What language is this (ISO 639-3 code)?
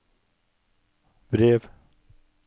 nor